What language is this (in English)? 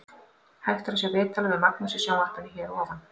Icelandic